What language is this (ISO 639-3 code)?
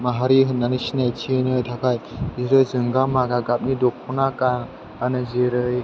brx